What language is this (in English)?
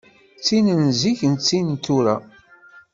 Kabyle